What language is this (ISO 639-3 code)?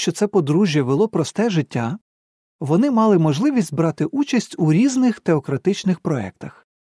ukr